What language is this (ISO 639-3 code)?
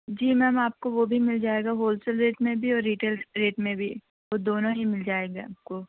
urd